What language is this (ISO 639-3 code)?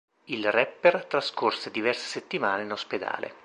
ita